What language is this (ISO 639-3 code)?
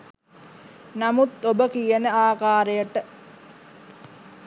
sin